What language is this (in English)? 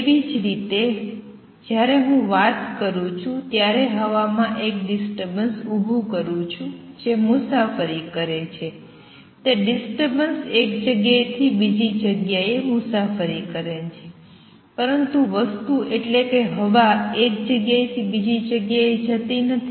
Gujarati